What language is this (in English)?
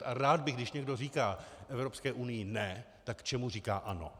Czech